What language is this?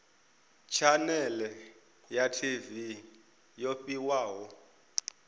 Venda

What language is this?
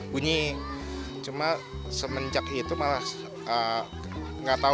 Indonesian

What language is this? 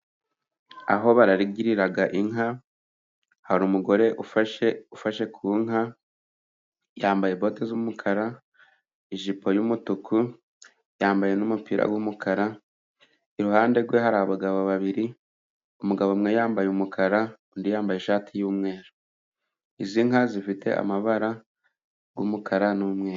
Kinyarwanda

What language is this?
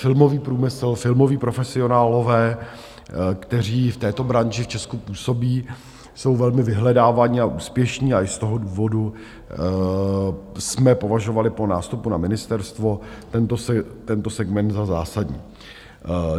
Czech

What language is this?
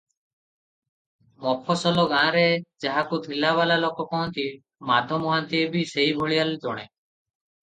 Odia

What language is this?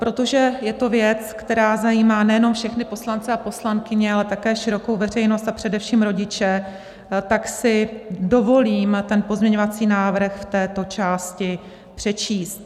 Czech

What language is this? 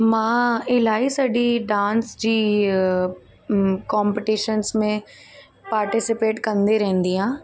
Sindhi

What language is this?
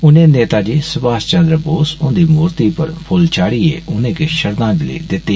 Dogri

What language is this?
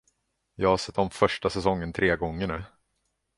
Swedish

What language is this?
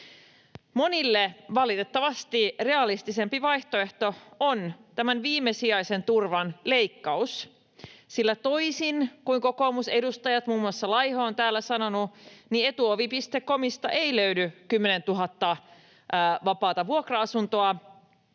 Finnish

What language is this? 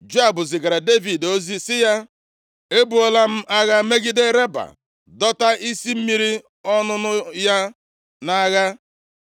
Igbo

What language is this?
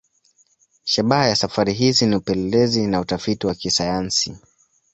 Swahili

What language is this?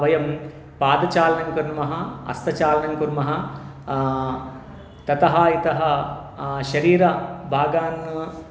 Sanskrit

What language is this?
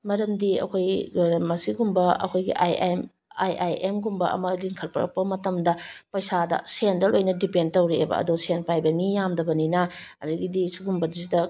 Manipuri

